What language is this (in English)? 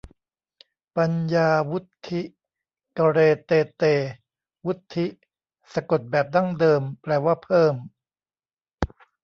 Thai